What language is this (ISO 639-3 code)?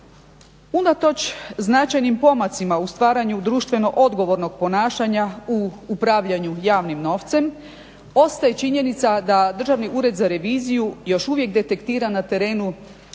hrv